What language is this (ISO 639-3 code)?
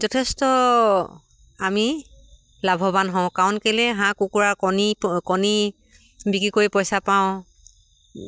asm